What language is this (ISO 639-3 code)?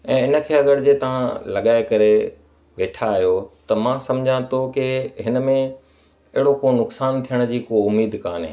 snd